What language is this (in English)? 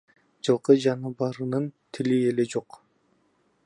Kyrgyz